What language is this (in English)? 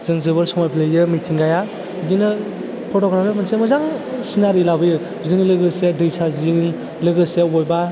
Bodo